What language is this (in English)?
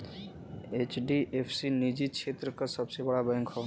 Bhojpuri